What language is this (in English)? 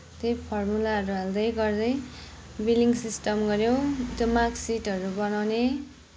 Nepali